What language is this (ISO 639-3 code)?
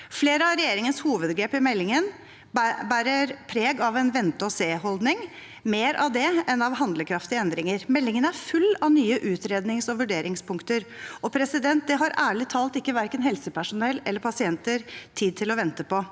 nor